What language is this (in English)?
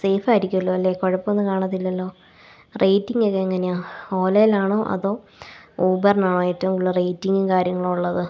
Malayalam